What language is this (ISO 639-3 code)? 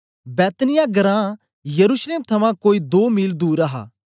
doi